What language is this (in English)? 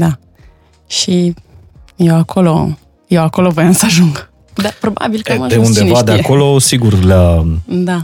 Romanian